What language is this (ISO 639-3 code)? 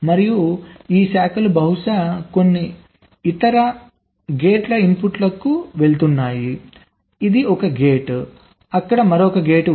tel